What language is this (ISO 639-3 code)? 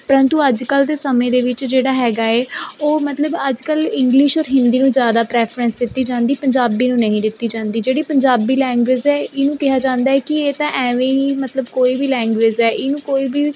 pan